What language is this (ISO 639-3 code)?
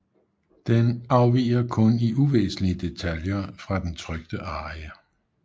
dan